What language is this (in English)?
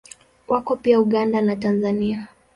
Swahili